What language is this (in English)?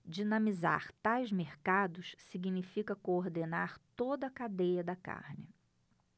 Portuguese